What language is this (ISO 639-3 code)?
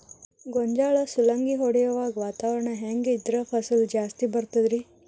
kan